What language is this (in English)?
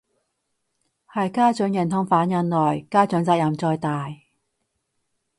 Cantonese